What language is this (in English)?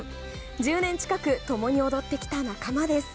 Japanese